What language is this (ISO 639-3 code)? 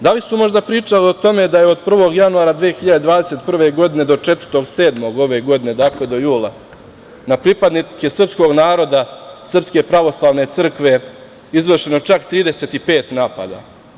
srp